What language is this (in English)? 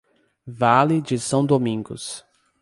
Portuguese